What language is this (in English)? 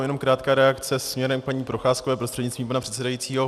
Czech